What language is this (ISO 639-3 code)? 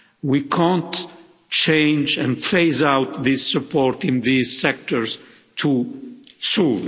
eng